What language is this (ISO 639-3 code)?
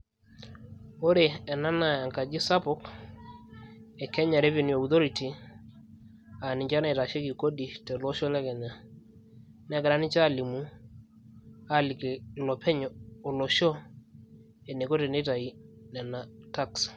mas